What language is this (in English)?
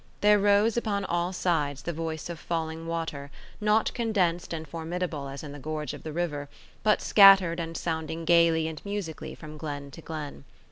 English